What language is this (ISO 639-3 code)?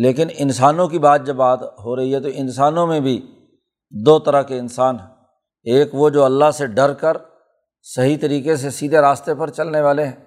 urd